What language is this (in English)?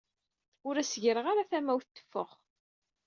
Kabyle